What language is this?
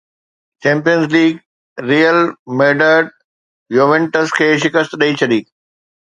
Sindhi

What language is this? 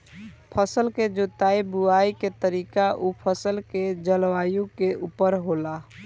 Bhojpuri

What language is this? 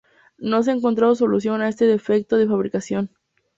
Spanish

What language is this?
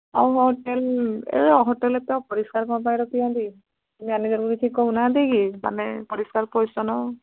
Odia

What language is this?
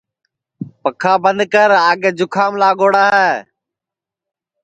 Sansi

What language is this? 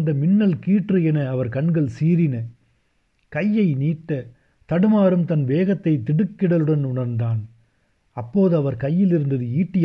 Tamil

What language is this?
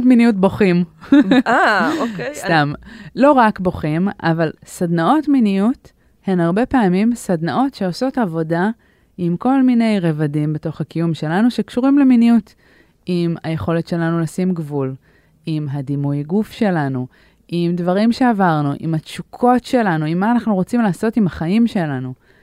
Hebrew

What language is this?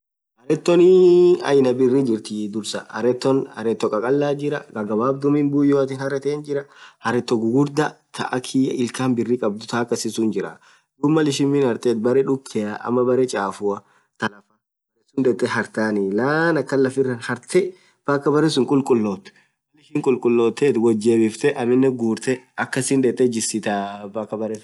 Orma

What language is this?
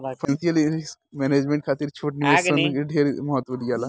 Bhojpuri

